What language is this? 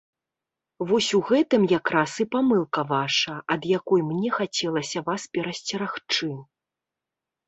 Belarusian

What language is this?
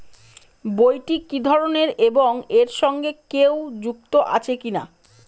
Bangla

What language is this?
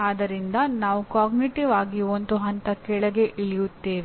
Kannada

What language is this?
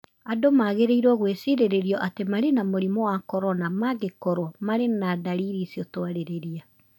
Kikuyu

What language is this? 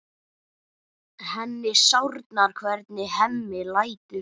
Icelandic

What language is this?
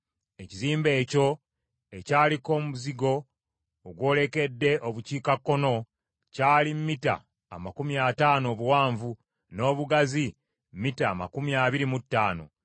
Ganda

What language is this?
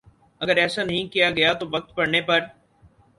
Urdu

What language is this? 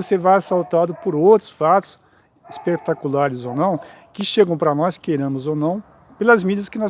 Portuguese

